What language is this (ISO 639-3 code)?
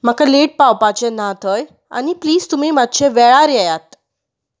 kok